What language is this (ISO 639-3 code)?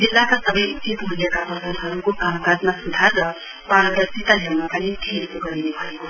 nep